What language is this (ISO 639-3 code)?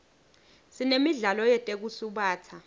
ssw